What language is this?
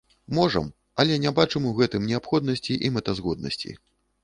Belarusian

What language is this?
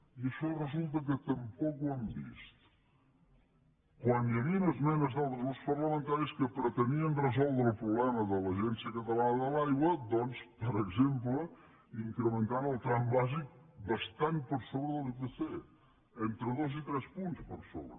Catalan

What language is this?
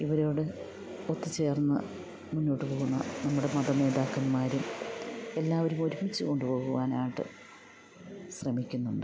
Malayalam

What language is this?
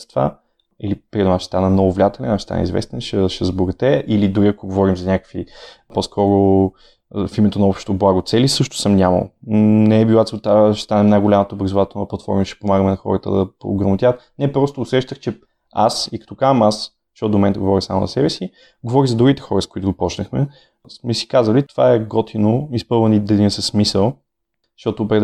Bulgarian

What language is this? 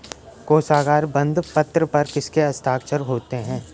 Hindi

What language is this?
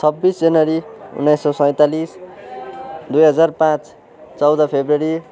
Nepali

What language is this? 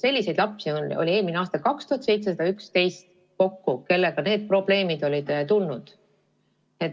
Estonian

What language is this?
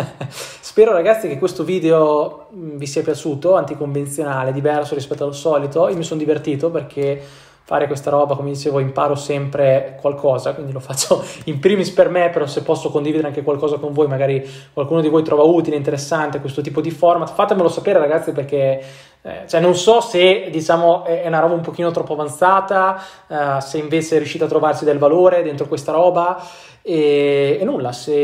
Italian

